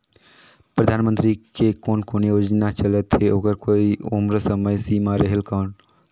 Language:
Chhattisgarhi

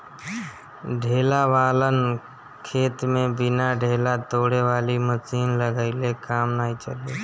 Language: Bhojpuri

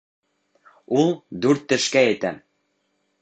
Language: Bashkir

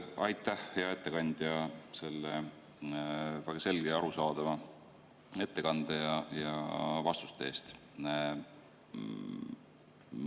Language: Estonian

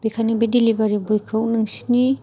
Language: Bodo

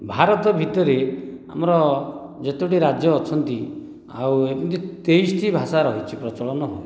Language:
Odia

